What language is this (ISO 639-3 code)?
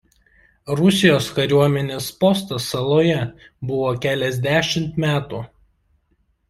lit